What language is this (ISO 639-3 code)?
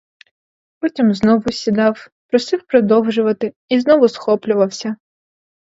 ukr